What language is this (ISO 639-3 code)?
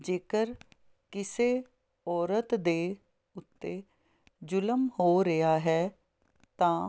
pan